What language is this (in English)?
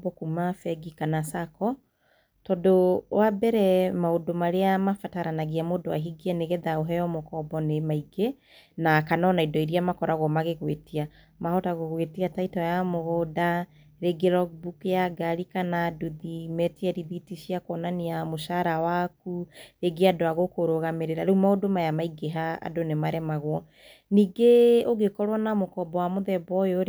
Kikuyu